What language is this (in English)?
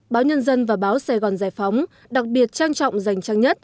Vietnamese